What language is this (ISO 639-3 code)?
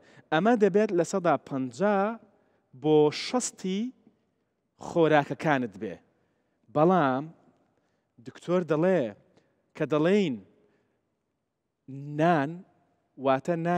ara